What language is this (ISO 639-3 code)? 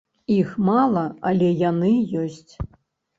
bel